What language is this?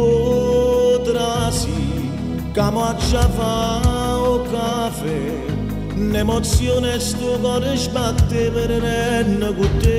Italian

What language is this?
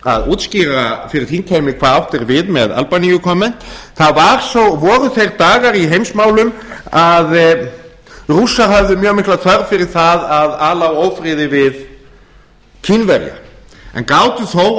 Icelandic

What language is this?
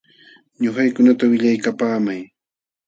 Jauja Wanca Quechua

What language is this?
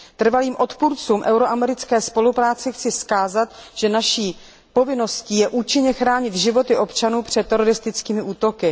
Czech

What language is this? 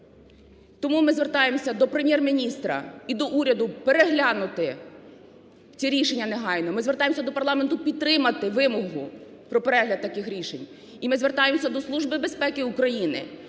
Ukrainian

